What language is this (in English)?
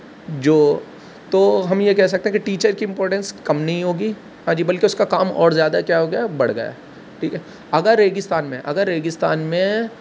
Urdu